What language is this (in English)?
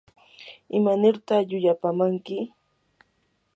Yanahuanca Pasco Quechua